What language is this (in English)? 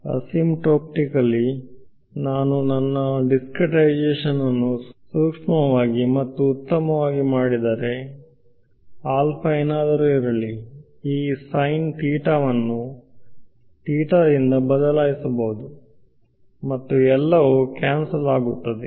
Kannada